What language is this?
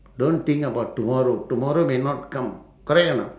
English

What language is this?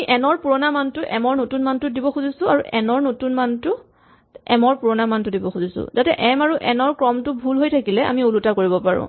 Assamese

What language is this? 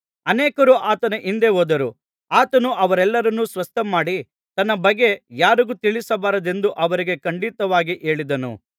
Kannada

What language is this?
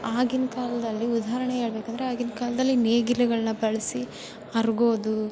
Kannada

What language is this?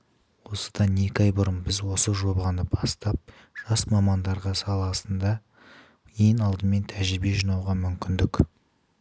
Kazakh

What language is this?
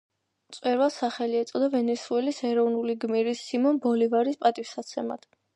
Georgian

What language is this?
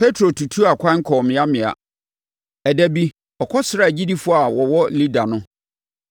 Akan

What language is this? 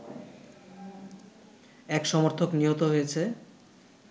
Bangla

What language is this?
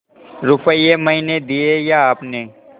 Hindi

